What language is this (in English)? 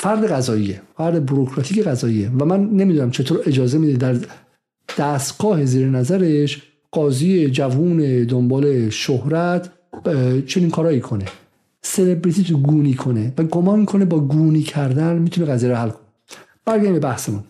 Persian